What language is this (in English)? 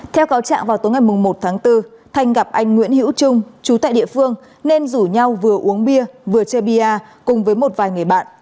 Vietnamese